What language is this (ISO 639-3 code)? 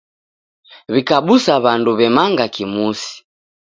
dav